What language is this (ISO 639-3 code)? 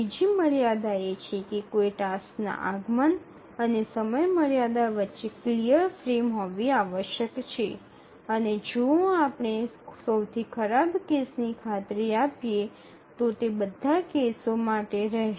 guj